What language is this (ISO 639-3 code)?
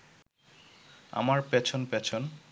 ben